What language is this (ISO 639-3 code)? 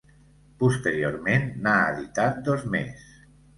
cat